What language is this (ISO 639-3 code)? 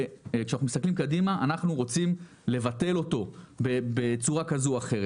heb